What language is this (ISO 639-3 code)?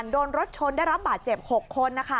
tha